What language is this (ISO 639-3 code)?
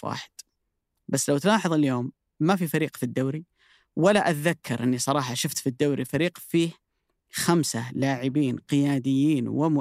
ara